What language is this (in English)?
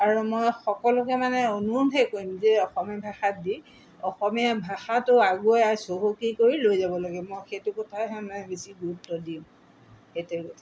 Assamese